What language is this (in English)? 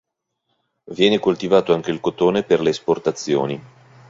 Italian